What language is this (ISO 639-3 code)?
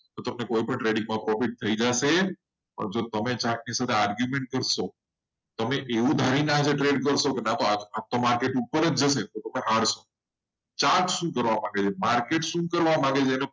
guj